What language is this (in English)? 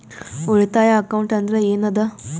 Kannada